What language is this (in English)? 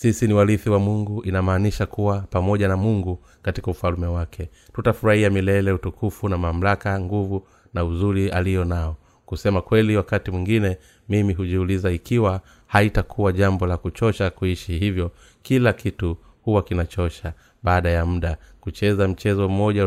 Swahili